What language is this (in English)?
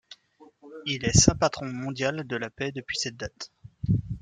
French